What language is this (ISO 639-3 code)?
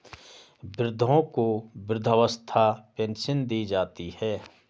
hin